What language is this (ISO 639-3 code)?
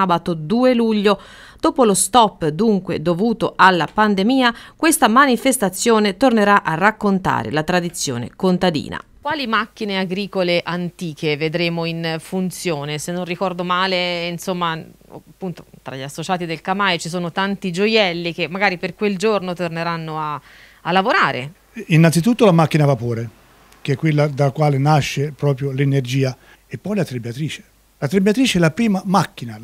ita